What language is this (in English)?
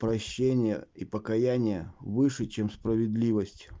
Russian